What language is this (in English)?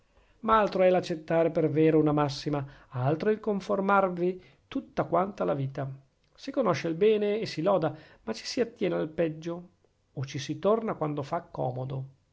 Italian